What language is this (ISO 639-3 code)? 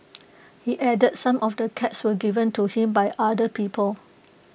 eng